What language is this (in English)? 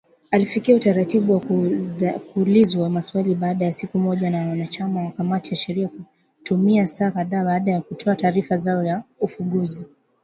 Swahili